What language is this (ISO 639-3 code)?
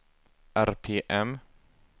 swe